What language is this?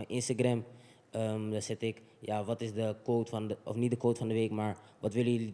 Dutch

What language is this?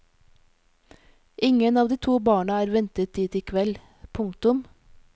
Norwegian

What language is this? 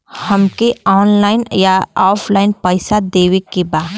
Bhojpuri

